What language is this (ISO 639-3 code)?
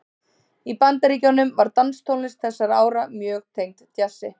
isl